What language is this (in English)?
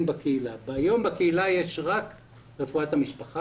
Hebrew